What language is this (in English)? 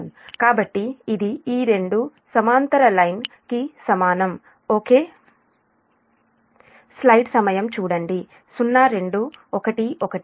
Telugu